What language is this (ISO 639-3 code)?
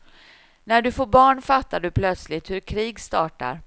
swe